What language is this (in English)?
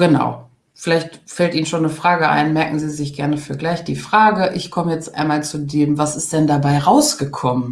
German